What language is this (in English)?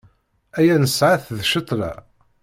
Kabyle